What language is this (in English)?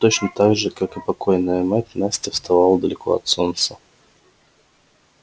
Russian